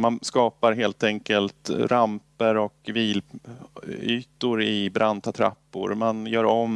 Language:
Swedish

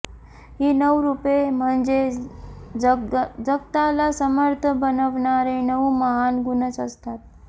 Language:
Marathi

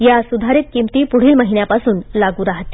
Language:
Marathi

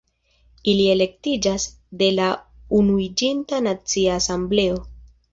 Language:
Esperanto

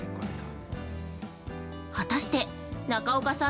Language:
Japanese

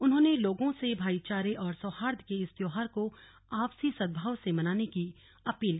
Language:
Hindi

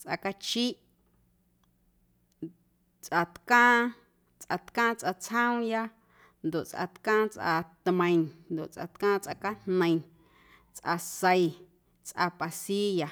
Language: Guerrero Amuzgo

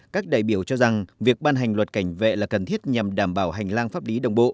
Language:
Vietnamese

